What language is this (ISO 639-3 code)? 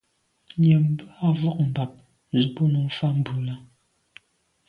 byv